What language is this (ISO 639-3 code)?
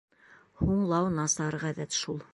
bak